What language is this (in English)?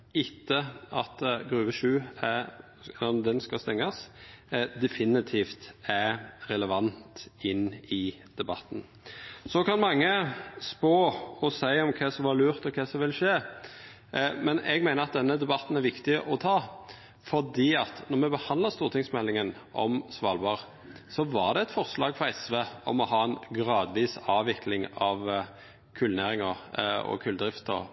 Norwegian Nynorsk